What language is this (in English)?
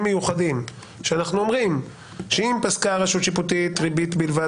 Hebrew